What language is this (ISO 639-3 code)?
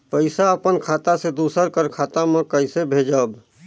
hne